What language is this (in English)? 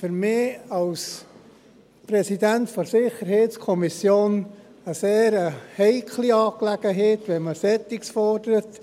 Swiss German